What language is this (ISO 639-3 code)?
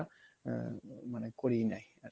ben